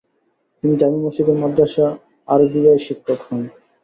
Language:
Bangla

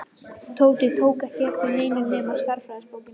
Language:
Icelandic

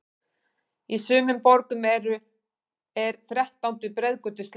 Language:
Icelandic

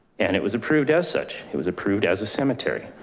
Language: English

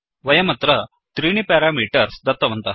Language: Sanskrit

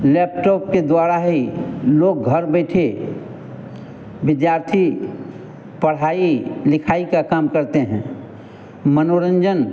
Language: Hindi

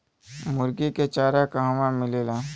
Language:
Bhojpuri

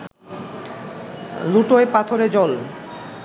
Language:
Bangla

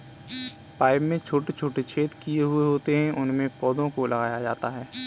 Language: Hindi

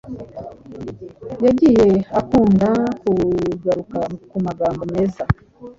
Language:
Kinyarwanda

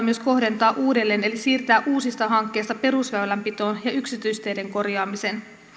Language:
Finnish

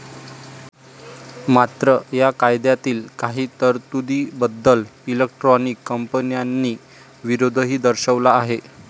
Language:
Marathi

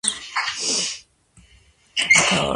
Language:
Georgian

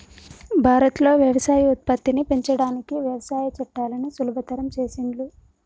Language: Telugu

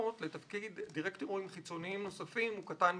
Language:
Hebrew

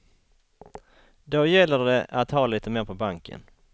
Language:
Swedish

